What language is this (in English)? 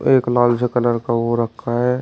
Hindi